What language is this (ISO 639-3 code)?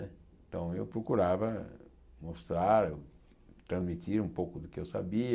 por